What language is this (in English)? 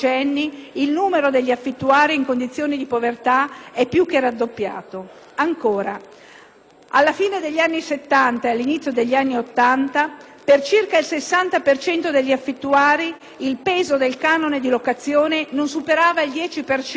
Italian